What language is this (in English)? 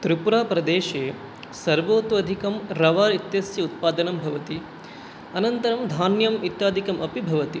Sanskrit